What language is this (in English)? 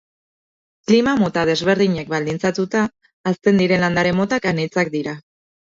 Basque